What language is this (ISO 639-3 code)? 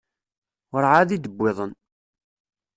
kab